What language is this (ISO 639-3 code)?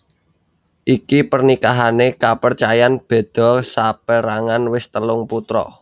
jav